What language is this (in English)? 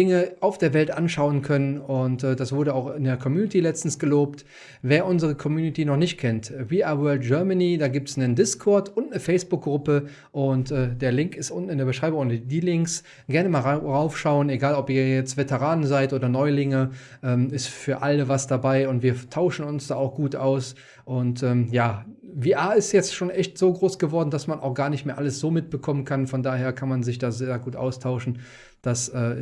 German